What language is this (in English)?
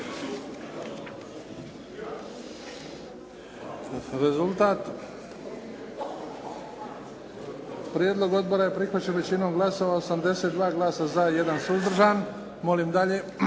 Croatian